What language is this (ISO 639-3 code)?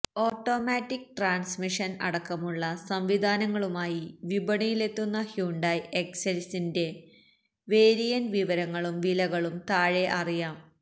mal